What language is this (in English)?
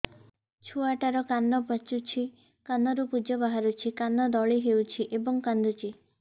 Odia